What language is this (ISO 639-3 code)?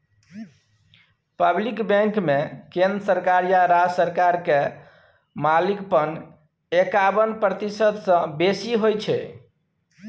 mai